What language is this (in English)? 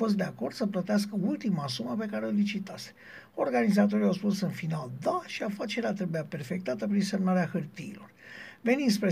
Romanian